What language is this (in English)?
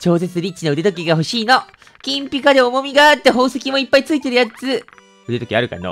Japanese